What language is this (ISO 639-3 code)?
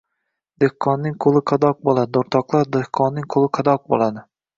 uzb